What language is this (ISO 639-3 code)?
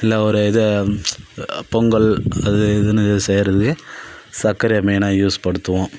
tam